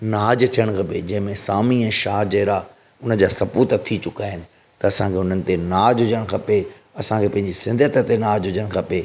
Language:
Sindhi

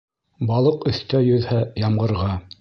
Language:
Bashkir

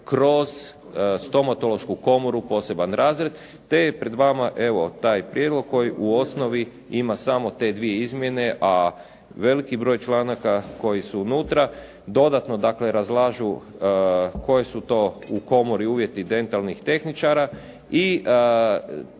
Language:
Croatian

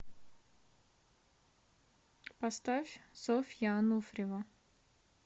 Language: Russian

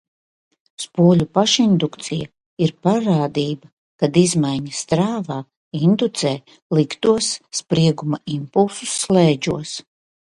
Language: Latvian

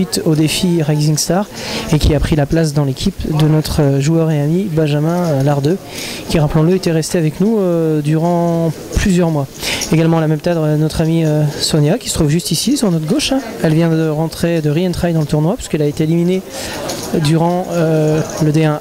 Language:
French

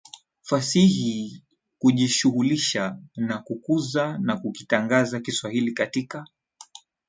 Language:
Swahili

